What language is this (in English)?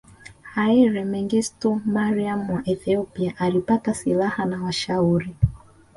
Swahili